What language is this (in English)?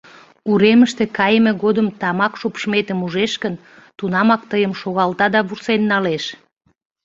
Mari